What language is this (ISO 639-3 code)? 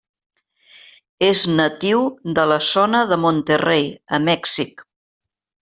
cat